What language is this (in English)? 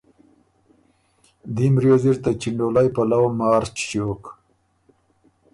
Ormuri